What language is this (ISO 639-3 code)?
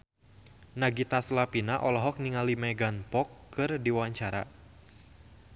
sun